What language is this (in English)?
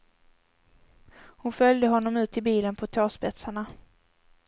Swedish